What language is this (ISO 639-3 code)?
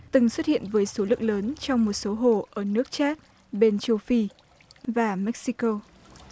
vie